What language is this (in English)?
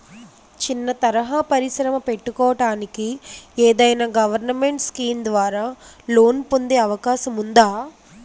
Telugu